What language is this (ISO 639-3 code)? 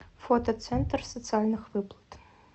rus